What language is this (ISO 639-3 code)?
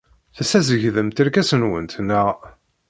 kab